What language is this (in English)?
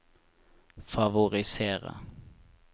Norwegian